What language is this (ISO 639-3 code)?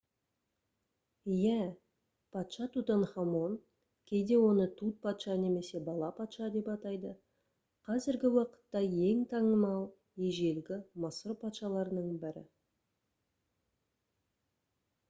kaz